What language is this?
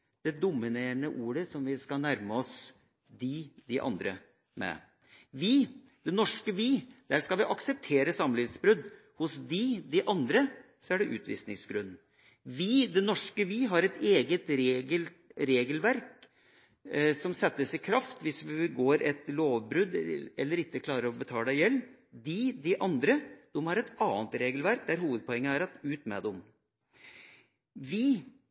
Norwegian Bokmål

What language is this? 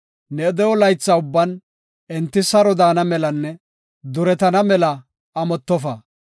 Gofa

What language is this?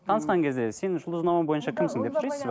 Kazakh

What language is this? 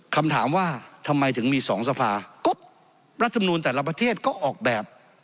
Thai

